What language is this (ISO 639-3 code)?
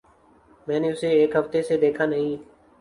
urd